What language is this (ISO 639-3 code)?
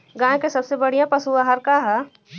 bho